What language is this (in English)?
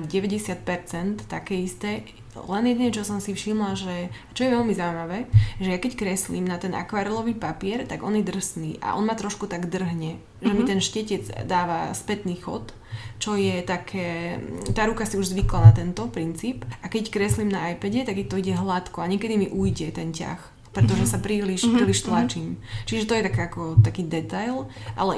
Slovak